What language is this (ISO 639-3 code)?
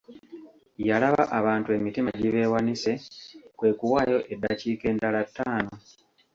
lug